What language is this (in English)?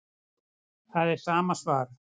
Icelandic